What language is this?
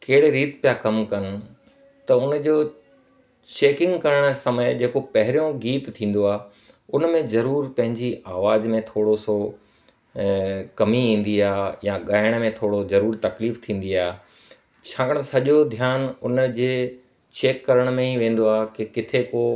Sindhi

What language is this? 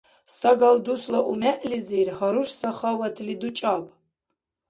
Dargwa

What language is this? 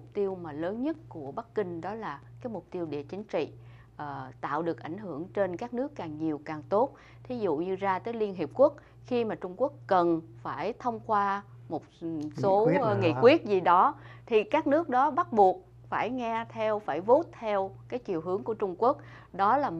Vietnamese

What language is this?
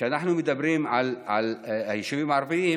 Hebrew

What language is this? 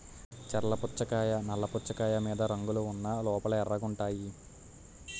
Telugu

